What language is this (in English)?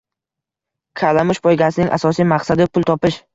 Uzbek